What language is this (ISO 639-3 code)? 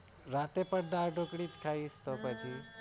guj